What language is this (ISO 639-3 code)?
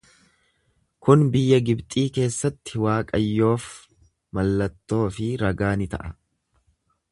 orm